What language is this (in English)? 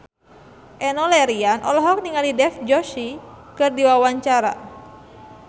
Sundanese